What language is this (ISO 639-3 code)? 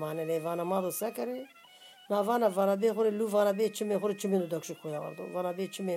tur